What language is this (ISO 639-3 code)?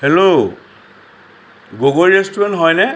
asm